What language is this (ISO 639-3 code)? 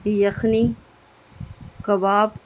urd